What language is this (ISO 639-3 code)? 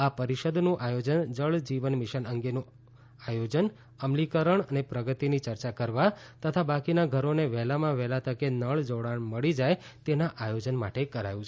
guj